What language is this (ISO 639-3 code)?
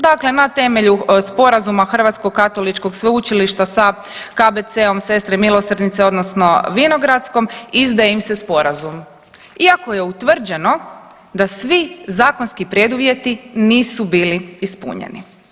hrv